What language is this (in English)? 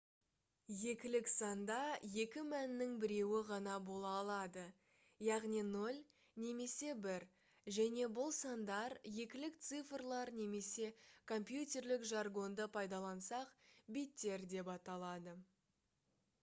Kazakh